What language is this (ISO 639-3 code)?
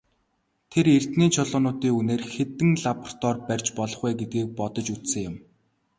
mon